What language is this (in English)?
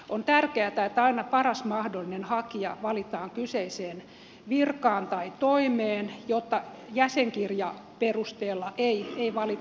Finnish